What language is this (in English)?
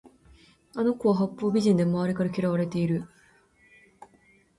Japanese